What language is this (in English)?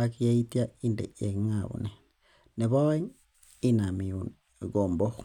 Kalenjin